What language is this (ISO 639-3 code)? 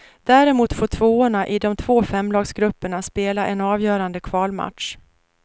swe